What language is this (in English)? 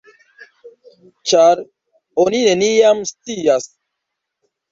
Esperanto